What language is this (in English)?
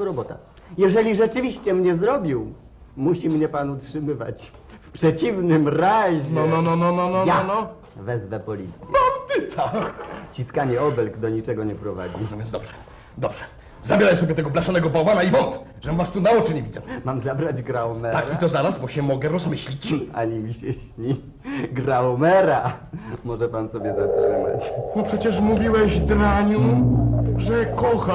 Polish